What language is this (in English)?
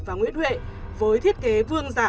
Vietnamese